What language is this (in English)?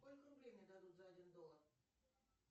Russian